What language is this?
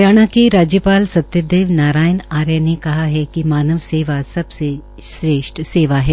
Hindi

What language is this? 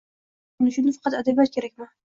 Uzbek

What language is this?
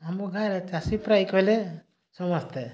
Odia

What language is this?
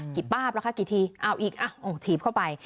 Thai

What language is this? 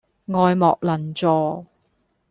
Cantonese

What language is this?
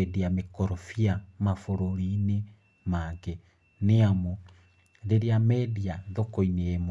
Kikuyu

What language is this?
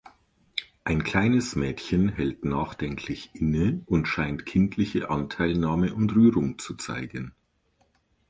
German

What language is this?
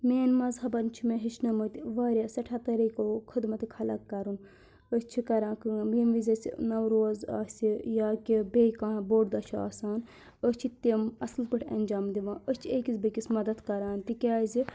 Kashmiri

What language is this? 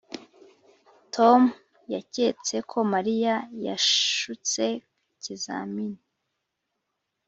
Kinyarwanda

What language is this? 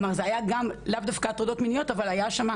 Hebrew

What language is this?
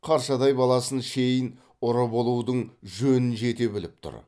Kazakh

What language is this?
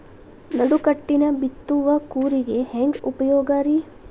Kannada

